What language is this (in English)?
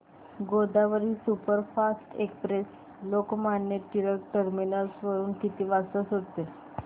Marathi